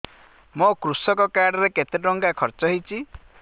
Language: Odia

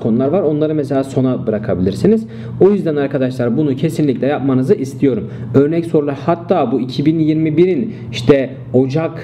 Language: Turkish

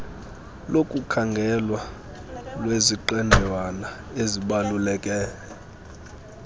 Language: Xhosa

